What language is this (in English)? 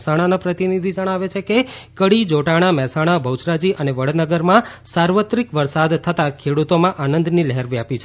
Gujarati